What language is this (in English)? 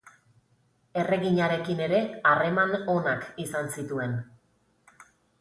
Basque